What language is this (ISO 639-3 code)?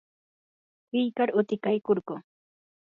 qur